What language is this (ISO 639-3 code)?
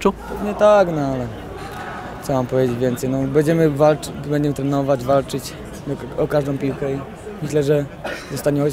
pol